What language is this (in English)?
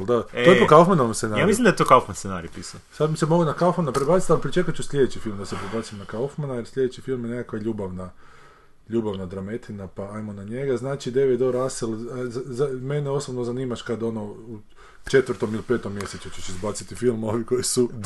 Croatian